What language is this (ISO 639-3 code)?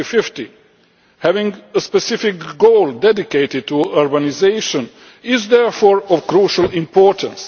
eng